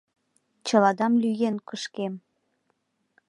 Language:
Mari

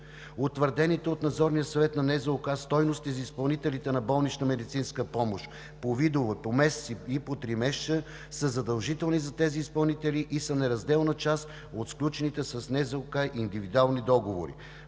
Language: Bulgarian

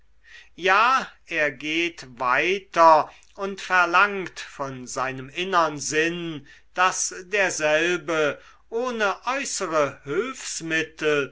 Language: German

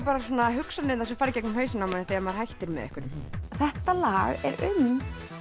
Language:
Icelandic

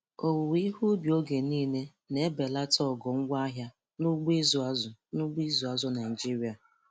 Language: Igbo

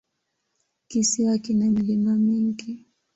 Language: Swahili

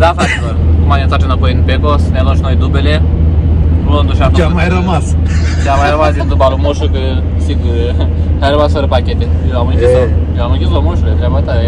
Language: Romanian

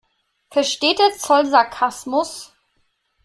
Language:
German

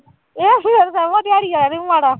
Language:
Punjabi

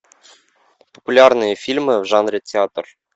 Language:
Russian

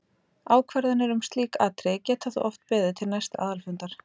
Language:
Icelandic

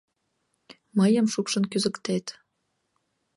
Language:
Mari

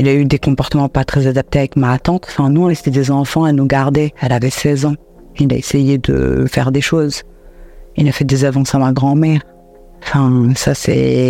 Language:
French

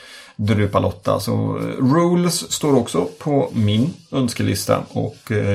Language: Swedish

